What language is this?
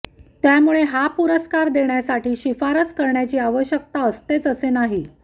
Marathi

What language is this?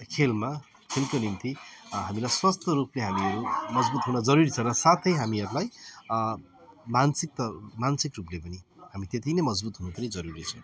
Nepali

